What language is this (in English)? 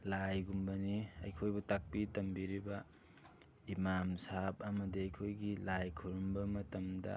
Manipuri